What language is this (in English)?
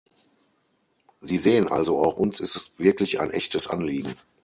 German